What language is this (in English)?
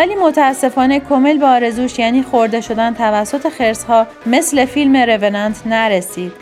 Persian